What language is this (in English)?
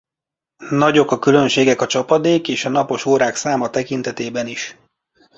Hungarian